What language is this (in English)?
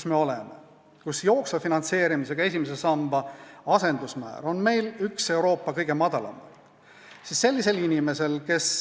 Estonian